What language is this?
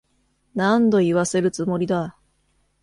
Japanese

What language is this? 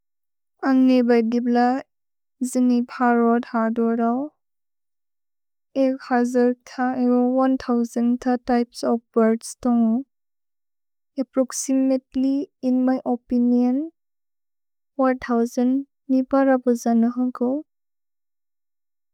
Bodo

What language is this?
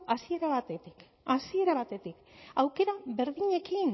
Basque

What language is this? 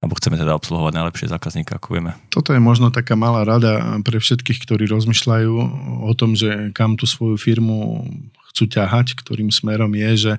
Slovak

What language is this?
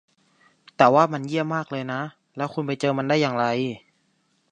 Thai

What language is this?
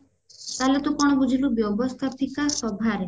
Odia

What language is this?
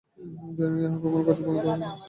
Bangla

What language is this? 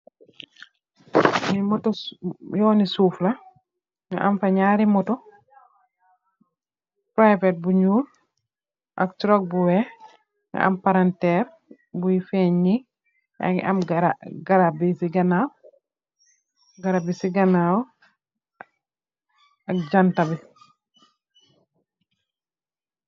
Wolof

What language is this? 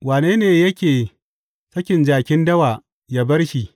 Hausa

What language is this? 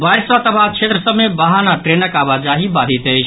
Maithili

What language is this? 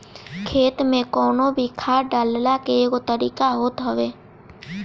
Bhojpuri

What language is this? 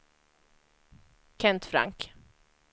Swedish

